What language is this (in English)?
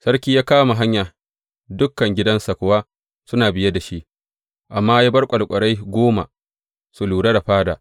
Hausa